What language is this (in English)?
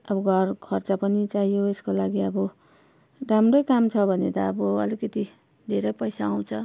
Nepali